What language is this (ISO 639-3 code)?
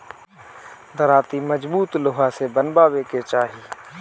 bho